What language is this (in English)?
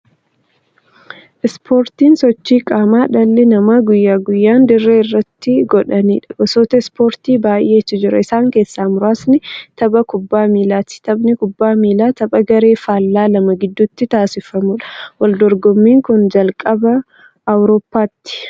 Oromo